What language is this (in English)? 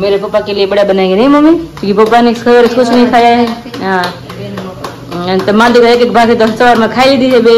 Gujarati